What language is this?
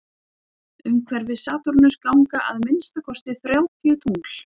Icelandic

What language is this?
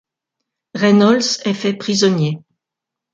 French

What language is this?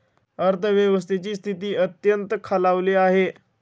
Marathi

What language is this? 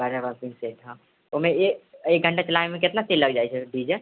Maithili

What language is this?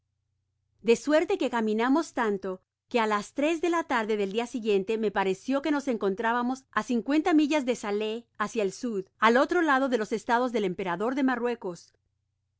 Spanish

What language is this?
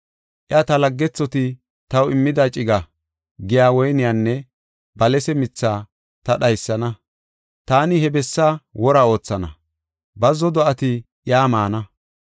Gofa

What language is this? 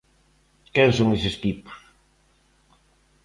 Galician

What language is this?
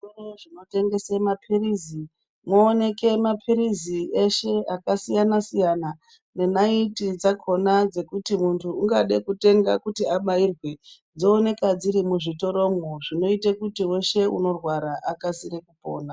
Ndau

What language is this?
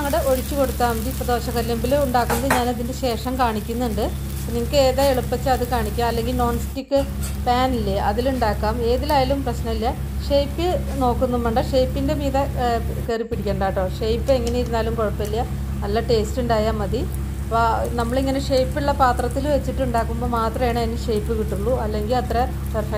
Turkish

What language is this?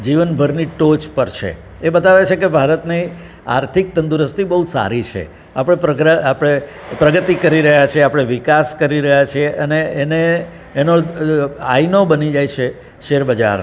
Gujarati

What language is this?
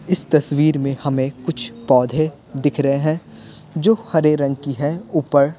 Hindi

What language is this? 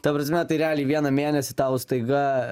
Lithuanian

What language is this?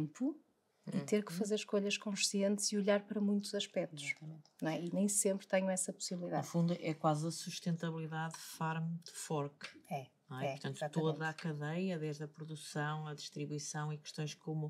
Portuguese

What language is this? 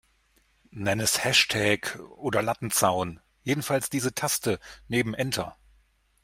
German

